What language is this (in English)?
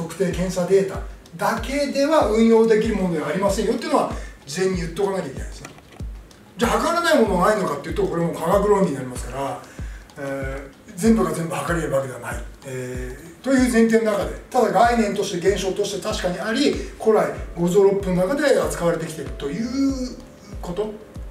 Japanese